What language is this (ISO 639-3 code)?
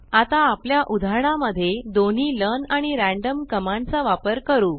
mar